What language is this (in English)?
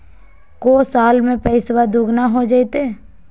Magahi